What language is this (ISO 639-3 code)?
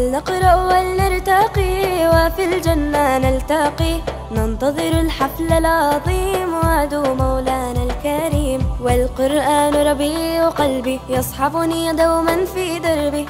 ara